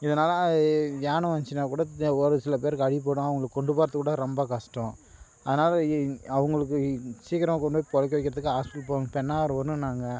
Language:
Tamil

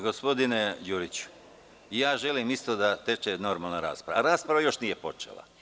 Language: Serbian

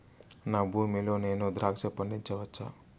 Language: Telugu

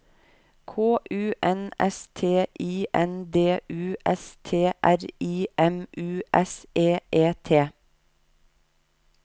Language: Norwegian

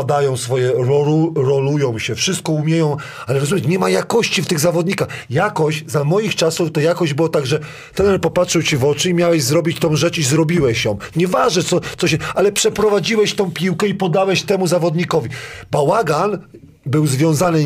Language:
Polish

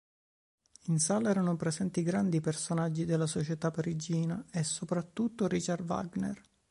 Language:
Italian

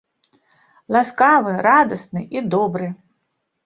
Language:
Belarusian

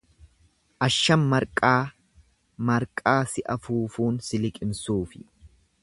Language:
Oromo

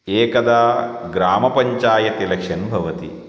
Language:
Sanskrit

